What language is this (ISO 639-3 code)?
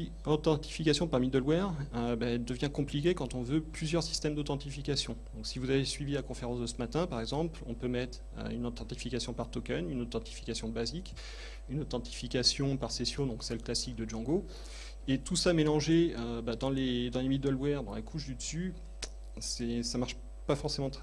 fra